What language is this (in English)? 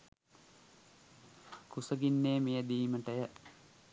Sinhala